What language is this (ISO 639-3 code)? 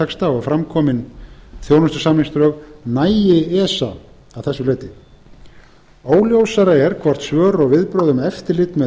isl